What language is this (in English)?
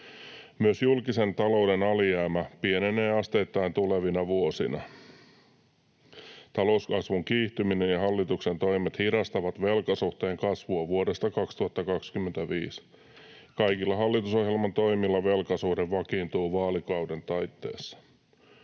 Finnish